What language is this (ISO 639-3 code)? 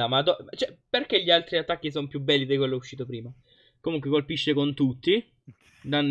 ita